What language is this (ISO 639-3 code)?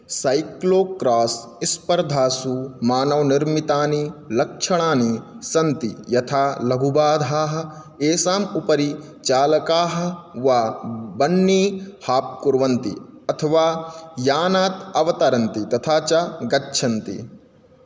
san